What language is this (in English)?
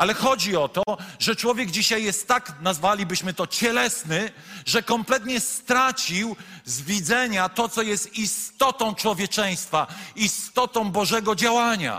Polish